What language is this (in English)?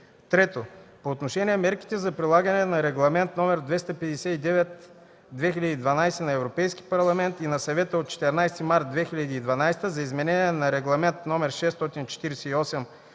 Bulgarian